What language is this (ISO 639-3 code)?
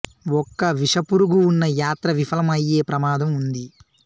tel